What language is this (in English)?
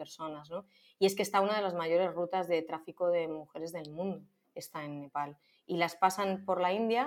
Spanish